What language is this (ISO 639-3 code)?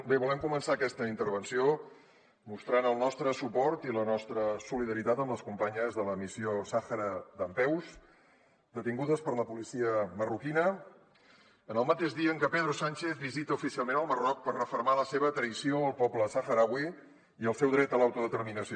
cat